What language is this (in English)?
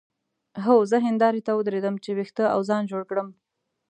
Pashto